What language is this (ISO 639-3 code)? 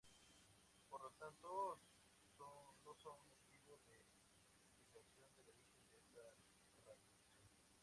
spa